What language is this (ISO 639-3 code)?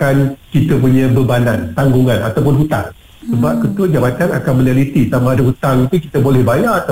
msa